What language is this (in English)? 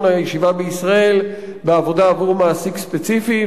Hebrew